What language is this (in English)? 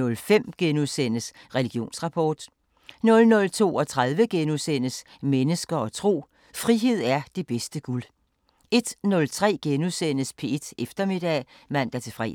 Danish